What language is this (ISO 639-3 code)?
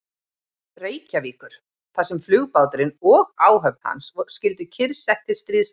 isl